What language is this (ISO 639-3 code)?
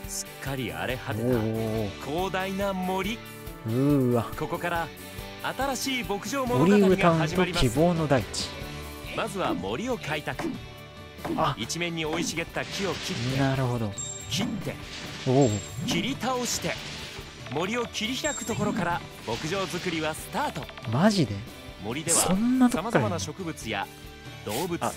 jpn